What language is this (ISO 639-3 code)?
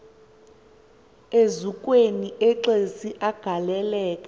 xho